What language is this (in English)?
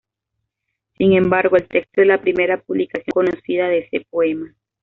Spanish